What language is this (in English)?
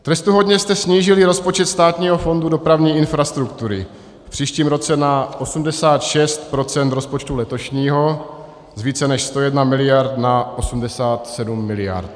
Czech